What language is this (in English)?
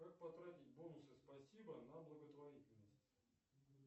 Russian